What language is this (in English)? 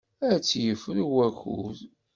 Kabyle